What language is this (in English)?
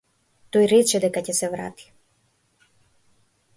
Macedonian